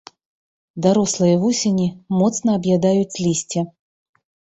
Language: Belarusian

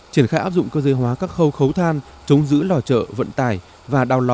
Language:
Vietnamese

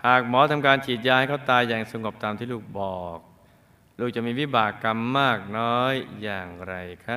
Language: Thai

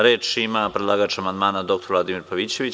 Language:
Serbian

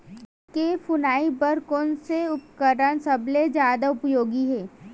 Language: Chhattisgarhi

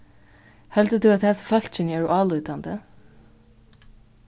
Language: Faroese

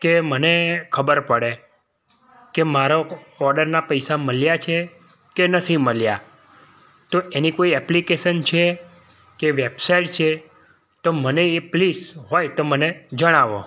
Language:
Gujarati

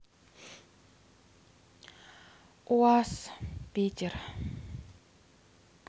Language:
Russian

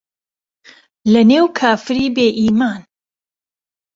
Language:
Central Kurdish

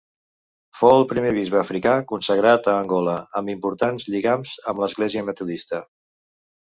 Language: Catalan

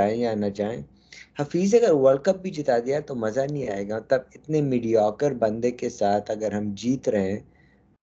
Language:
Urdu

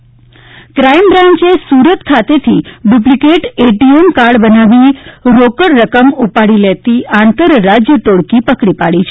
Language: Gujarati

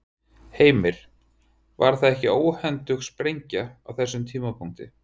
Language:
Icelandic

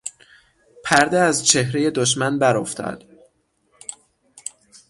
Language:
Persian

